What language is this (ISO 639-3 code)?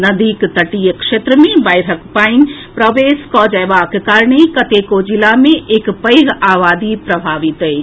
mai